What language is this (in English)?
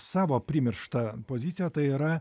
Lithuanian